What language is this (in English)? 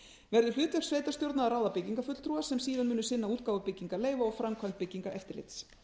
Icelandic